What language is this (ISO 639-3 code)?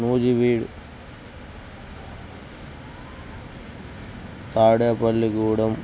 tel